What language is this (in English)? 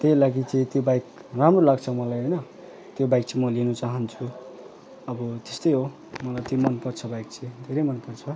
Nepali